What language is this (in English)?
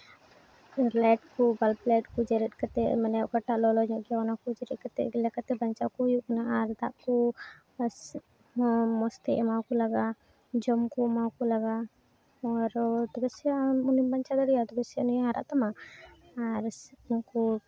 Santali